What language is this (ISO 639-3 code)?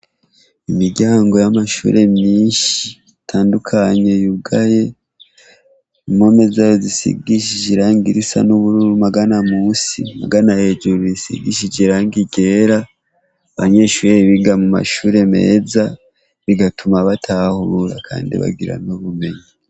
run